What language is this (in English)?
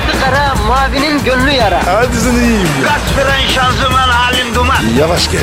Turkish